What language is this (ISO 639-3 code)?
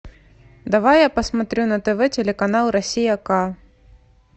rus